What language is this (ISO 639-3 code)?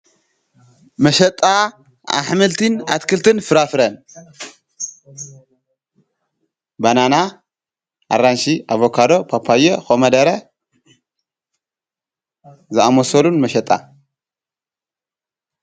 tir